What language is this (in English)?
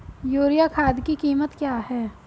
Hindi